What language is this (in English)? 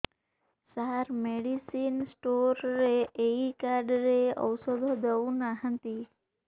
Odia